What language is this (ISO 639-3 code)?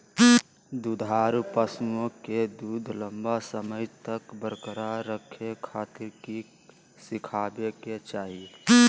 mag